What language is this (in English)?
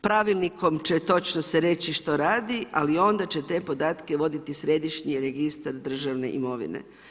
Croatian